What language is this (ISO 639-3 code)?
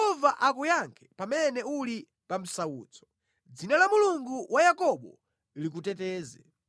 nya